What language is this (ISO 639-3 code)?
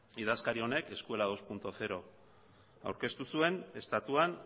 eus